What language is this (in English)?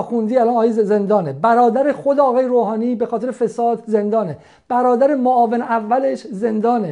Persian